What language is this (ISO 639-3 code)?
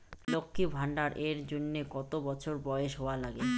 ben